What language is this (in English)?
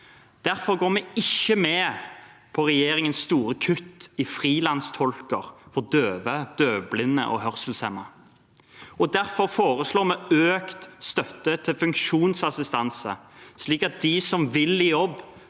Norwegian